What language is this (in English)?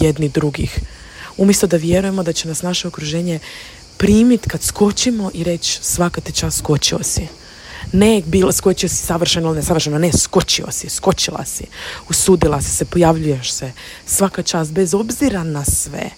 Croatian